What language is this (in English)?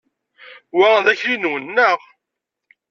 Kabyle